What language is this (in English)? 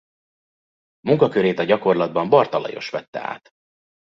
Hungarian